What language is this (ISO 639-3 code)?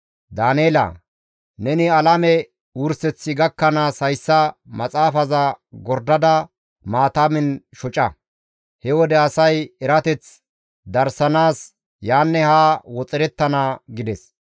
gmv